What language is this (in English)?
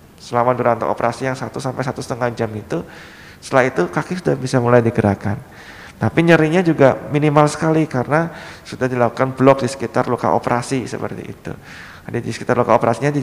Indonesian